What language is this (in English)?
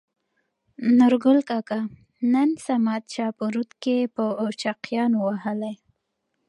Pashto